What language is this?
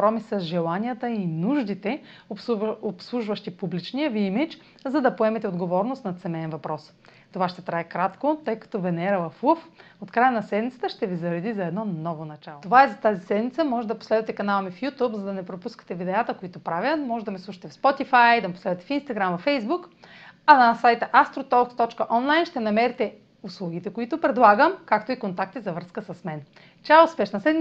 Bulgarian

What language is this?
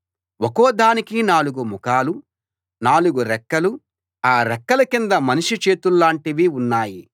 Telugu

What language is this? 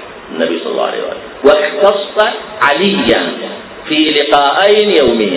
Arabic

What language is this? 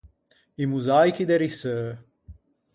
Ligurian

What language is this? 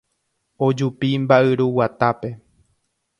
Guarani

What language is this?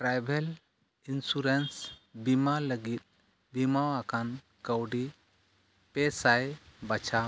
Santali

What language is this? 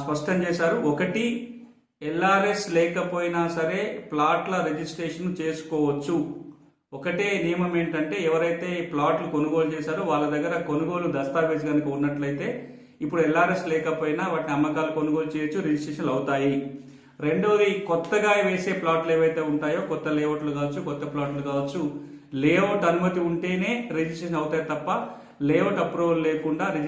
Indonesian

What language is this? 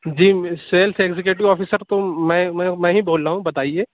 Urdu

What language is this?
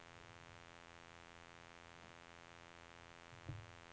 Norwegian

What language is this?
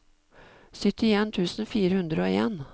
Norwegian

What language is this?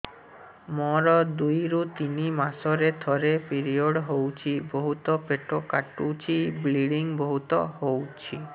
Odia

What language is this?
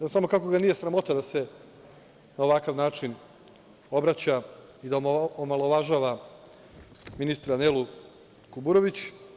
Serbian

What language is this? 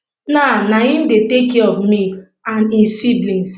Nigerian Pidgin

